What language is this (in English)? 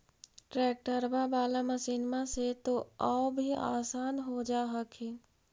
Magahi